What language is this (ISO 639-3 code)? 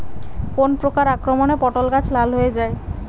ben